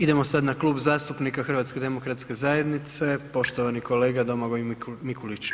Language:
Croatian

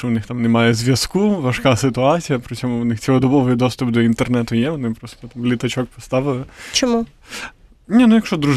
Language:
Ukrainian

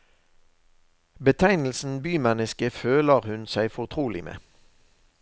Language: Norwegian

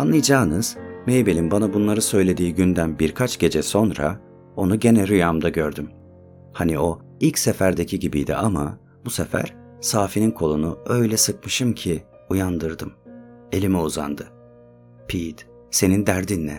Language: Turkish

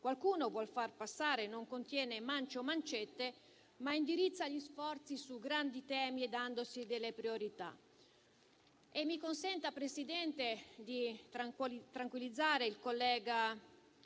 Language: Italian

